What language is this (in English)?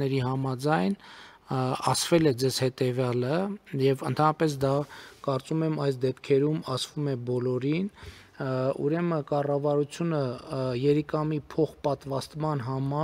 Romanian